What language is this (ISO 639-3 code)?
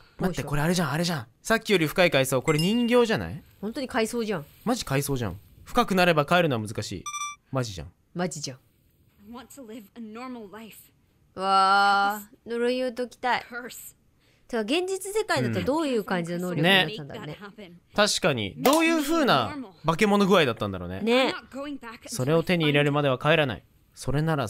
jpn